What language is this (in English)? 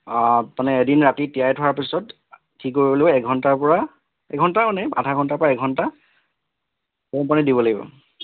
Assamese